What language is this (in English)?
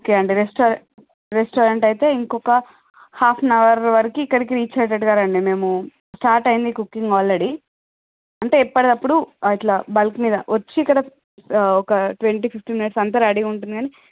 Telugu